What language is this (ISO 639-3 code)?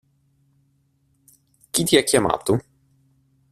ita